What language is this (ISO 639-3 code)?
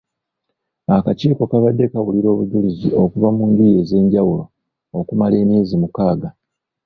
lug